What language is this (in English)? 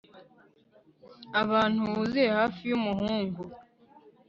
Kinyarwanda